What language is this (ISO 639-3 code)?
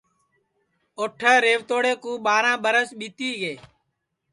ssi